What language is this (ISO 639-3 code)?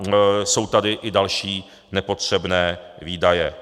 ces